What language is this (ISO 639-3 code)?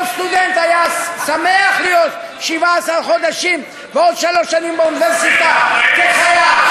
heb